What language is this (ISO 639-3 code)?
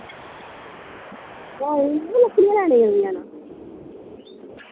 doi